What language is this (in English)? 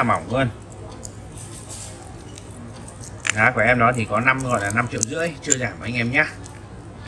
Vietnamese